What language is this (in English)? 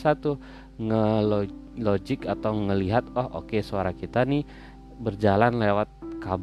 Indonesian